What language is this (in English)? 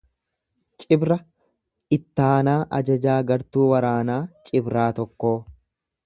Oromo